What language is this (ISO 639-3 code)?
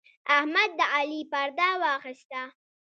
pus